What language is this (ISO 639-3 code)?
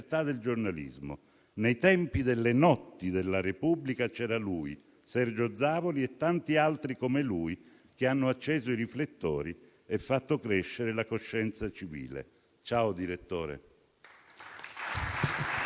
ita